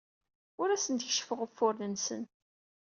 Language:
Kabyle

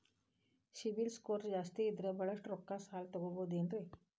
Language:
Kannada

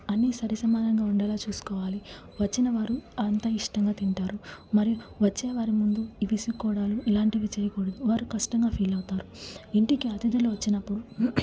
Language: Telugu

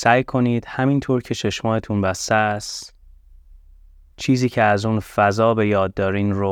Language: Persian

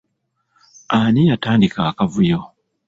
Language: Ganda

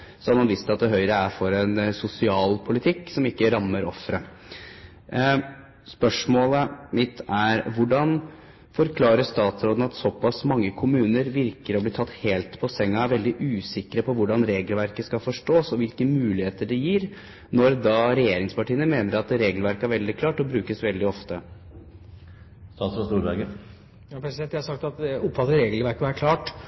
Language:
Norwegian Bokmål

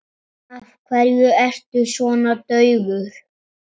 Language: Icelandic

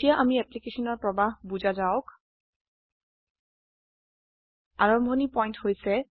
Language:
Assamese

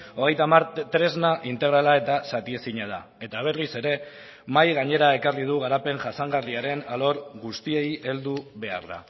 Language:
Basque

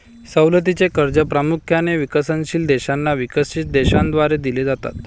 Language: Marathi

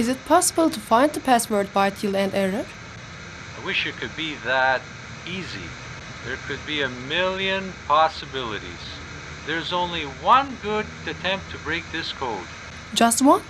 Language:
Turkish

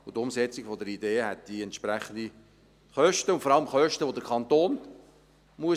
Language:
Swiss German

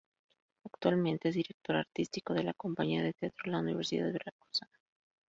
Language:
Spanish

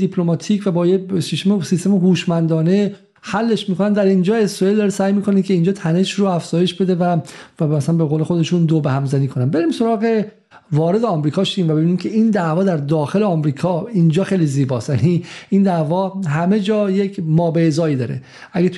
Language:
Persian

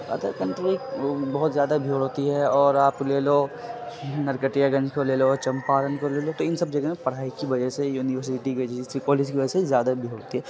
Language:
Urdu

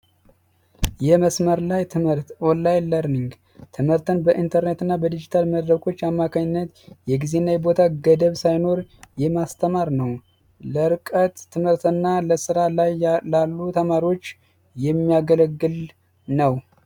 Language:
Amharic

